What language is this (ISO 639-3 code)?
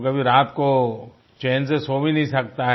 hin